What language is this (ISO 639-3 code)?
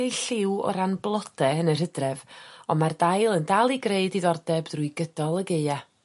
cym